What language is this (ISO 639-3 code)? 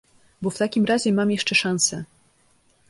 pol